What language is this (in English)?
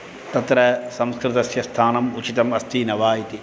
Sanskrit